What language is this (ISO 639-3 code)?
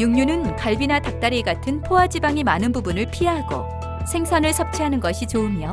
kor